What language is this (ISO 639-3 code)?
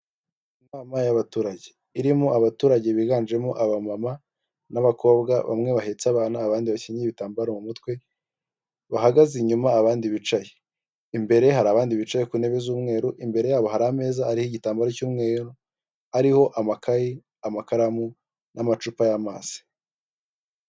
kin